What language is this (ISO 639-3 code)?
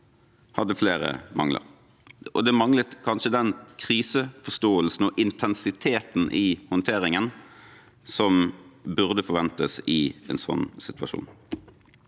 nor